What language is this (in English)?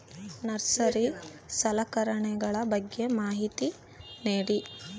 Kannada